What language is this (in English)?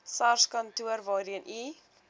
Afrikaans